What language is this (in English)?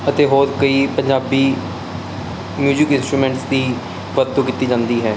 Punjabi